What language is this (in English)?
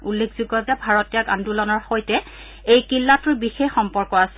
Assamese